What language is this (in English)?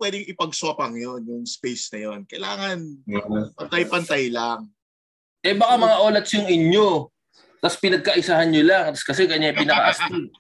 Filipino